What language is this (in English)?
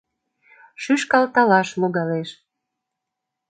Mari